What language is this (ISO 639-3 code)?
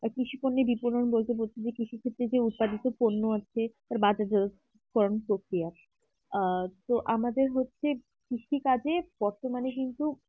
ben